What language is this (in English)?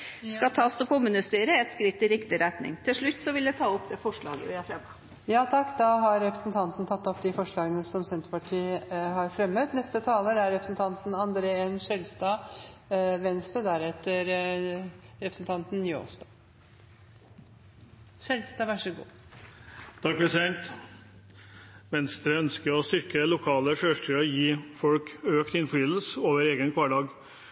Norwegian Bokmål